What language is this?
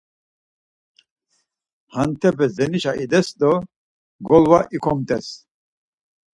Laz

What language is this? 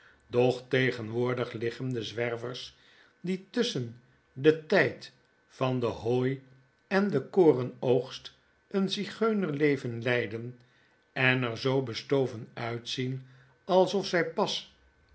Dutch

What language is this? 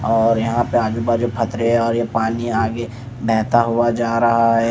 Hindi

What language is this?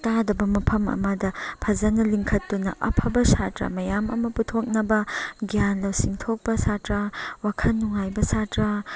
Manipuri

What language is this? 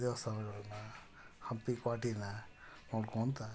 Kannada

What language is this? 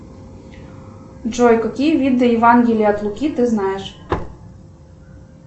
Russian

